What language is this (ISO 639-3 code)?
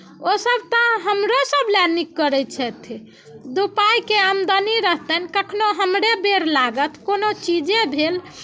mai